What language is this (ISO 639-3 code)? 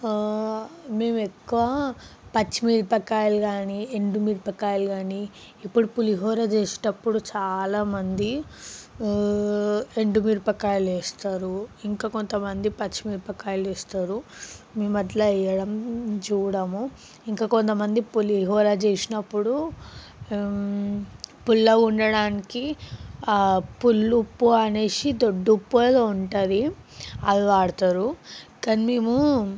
tel